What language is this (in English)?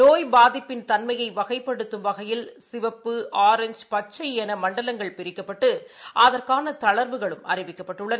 Tamil